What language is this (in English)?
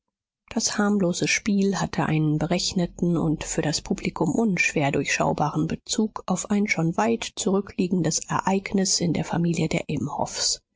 German